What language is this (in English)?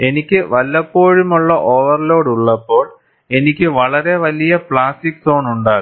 Malayalam